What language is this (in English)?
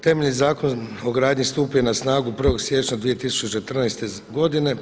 Croatian